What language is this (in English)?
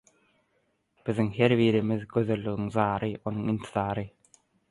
Turkmen